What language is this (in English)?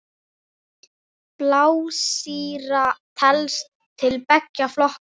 Icelandic